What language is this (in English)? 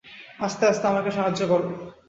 Bangla